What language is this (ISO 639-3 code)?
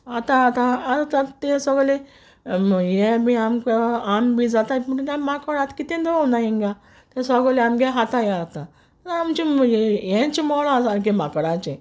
kok